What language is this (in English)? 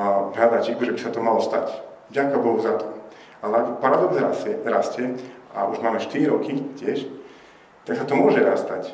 Slovak